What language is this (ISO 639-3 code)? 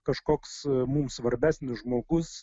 lit